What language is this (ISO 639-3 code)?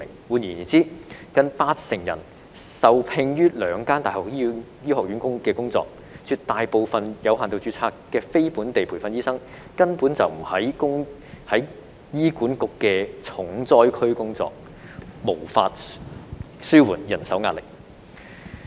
yue